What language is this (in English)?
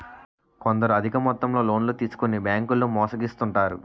Telugu